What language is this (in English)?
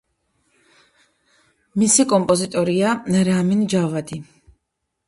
Georgian